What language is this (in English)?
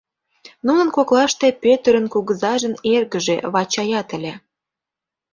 Mari